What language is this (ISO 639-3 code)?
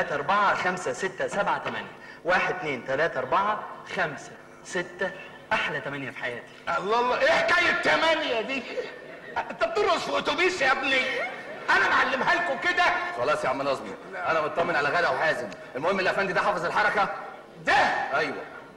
ara